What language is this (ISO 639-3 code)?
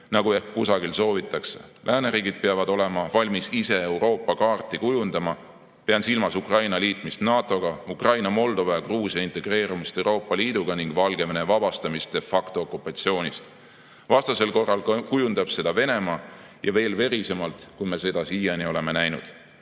est